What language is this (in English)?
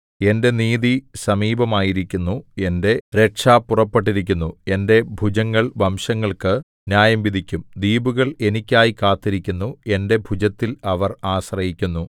Malayalam